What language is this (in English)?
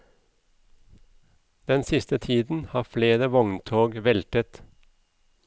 Norwegian